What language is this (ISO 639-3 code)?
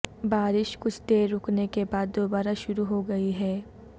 urd